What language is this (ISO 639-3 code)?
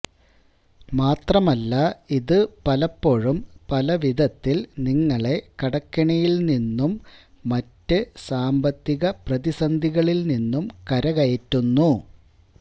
mal